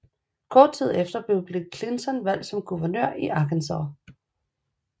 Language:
Danish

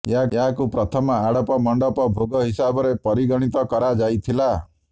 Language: Odia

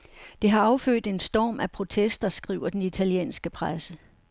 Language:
Danish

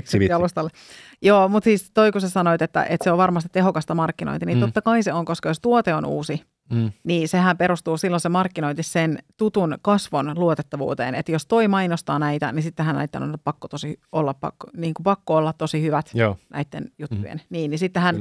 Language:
Finnish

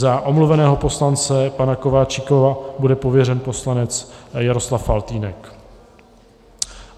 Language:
Czech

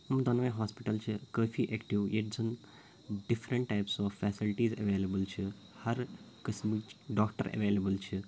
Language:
Kashmiri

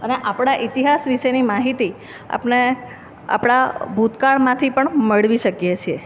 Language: Gujarati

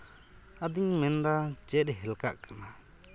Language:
Santali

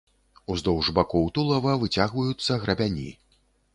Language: Belarusian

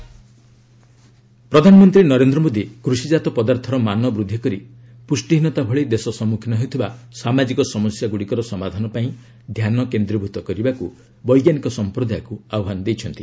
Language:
Odia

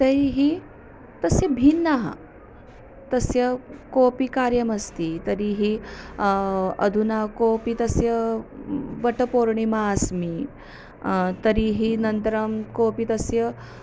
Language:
Sanskrit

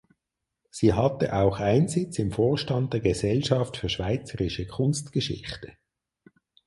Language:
German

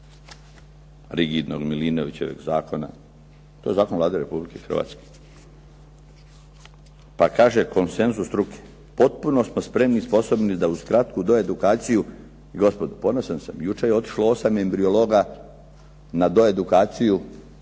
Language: Croatian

